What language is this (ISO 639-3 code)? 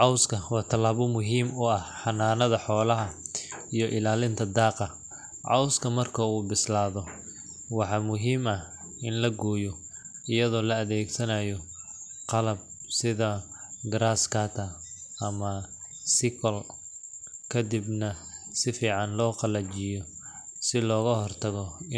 som